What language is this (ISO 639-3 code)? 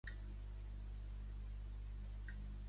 cat